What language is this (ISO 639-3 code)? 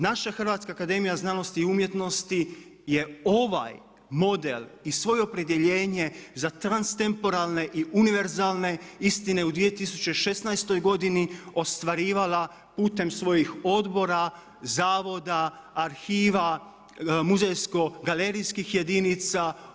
hrv